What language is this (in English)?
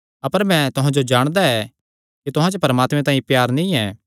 Kangri